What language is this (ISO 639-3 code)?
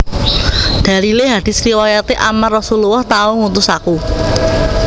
jav